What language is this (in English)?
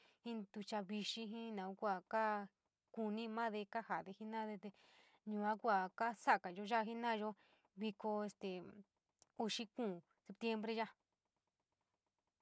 San Miguel El Grande Mixtec